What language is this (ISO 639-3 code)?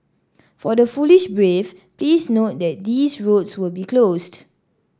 eng